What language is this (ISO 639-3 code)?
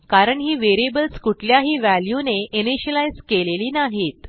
mar